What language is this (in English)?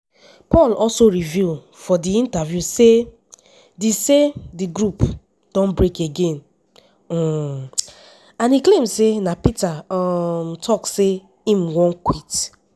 Nigerian Pidgin